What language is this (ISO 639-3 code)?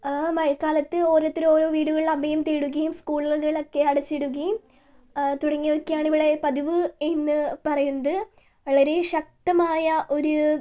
mal